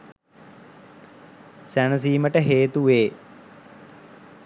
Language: Sinhala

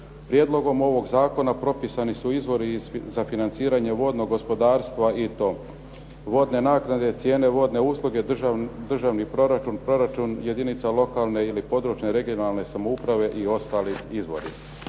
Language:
Croatian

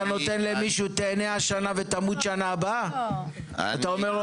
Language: Hebrew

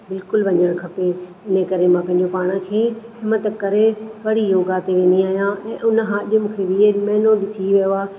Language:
Sindhi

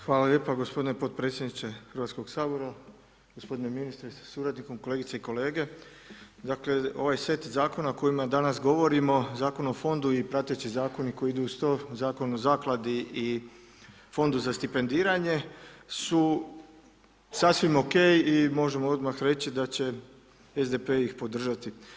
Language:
Croatian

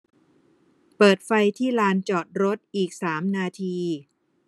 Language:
Thai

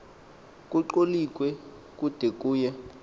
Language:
Xhosa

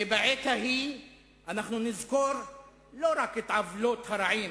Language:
Hebrew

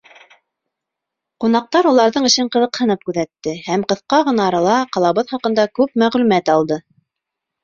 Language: Bashkir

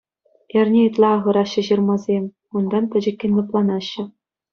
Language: Chuvash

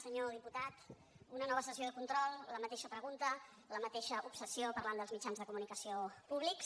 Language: Catalan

